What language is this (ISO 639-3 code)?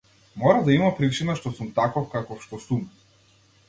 mkd